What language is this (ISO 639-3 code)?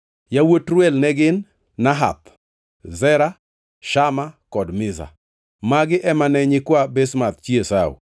luo